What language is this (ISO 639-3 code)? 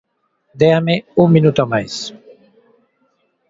glg